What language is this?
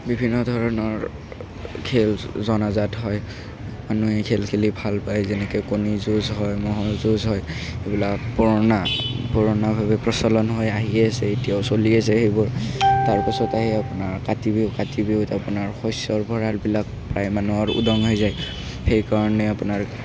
Assamese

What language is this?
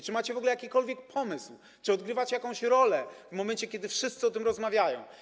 Polish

